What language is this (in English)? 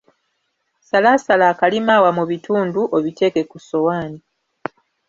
Ganda